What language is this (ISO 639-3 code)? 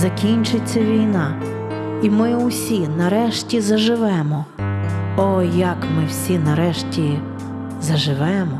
ukr